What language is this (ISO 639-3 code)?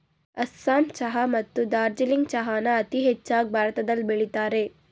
kan